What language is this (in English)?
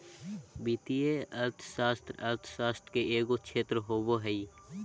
Magahi